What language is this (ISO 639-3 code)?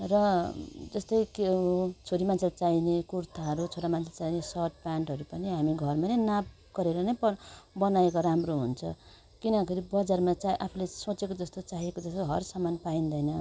nep